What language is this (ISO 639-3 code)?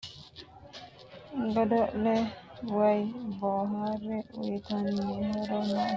sid